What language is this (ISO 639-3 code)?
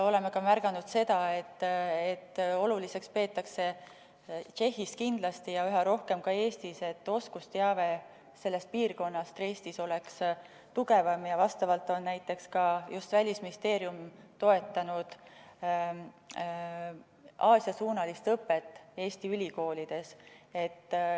est